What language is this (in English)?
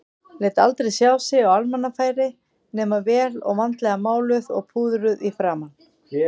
Icelandic